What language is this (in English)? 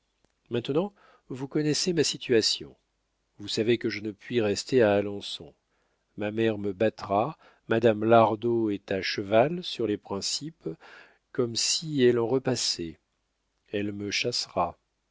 French